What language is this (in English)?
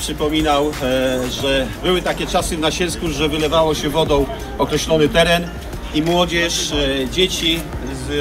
Polish